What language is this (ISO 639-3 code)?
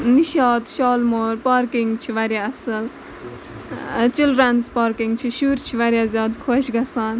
kas